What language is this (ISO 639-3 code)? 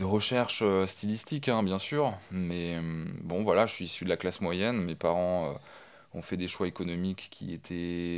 fra